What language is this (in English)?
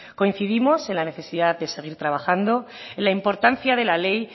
Spanish